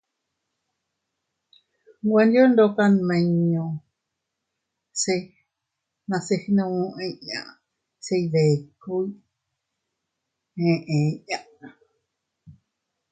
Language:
Teutila Cuicatec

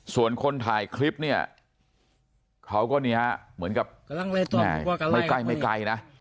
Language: Thai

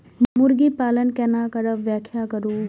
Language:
Maithili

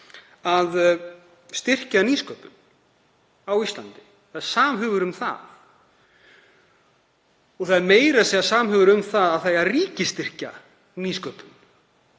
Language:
Icelandic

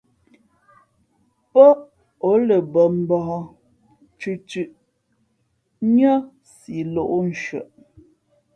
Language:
Fe'fe'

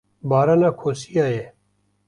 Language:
Kurdish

